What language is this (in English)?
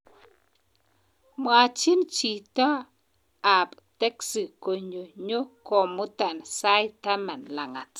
Kalenjin